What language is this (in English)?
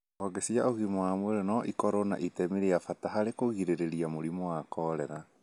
Kikuyu